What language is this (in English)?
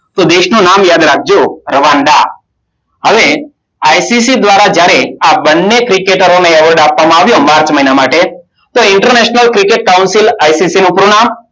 Gujarati